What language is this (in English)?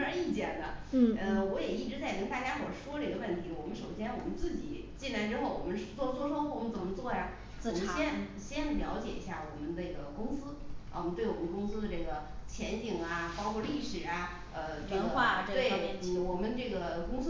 Chinese